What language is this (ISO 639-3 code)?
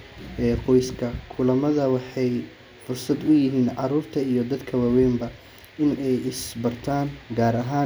som